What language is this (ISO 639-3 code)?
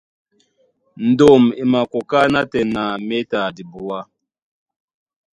dua